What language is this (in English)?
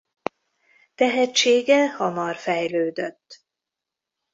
Hungarian